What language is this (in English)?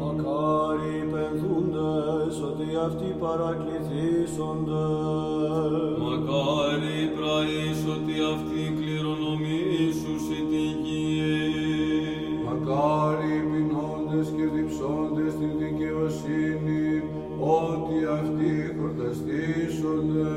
Greek